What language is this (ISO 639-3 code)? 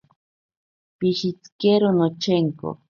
prq